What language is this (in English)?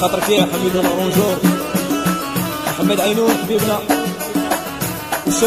Arabic